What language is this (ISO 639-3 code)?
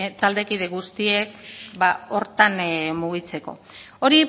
eus